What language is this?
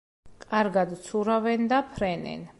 Georgian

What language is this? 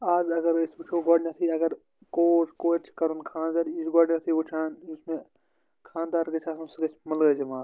Kashmiri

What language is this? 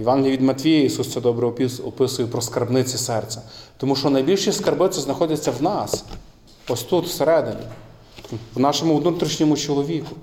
Ukrainian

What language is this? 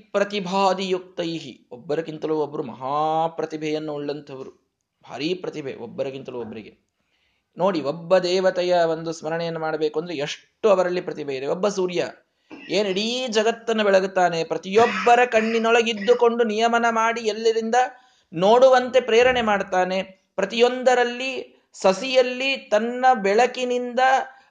Kannada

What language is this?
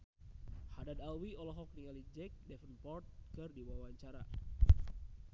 Sundanese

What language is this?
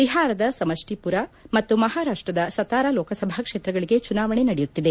Kannada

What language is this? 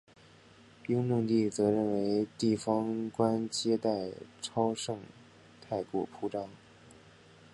Chinese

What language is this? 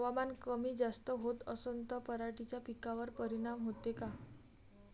Marathi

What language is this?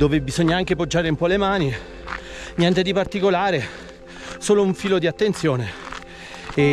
Italian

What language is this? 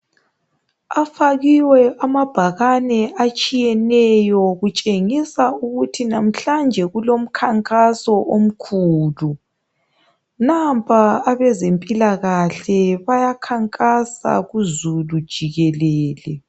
North Ndebele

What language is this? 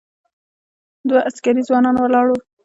Pashto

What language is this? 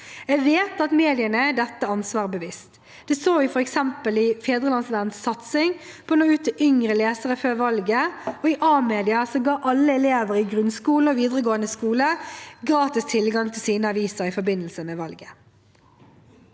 Norwegian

